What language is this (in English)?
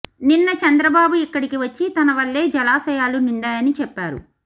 Telugu